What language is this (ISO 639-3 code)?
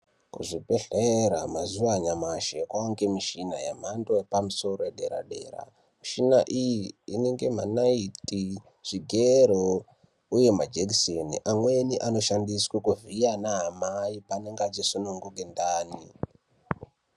ndc